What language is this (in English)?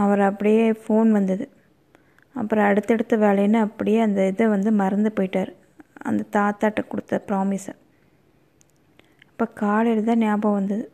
Tamil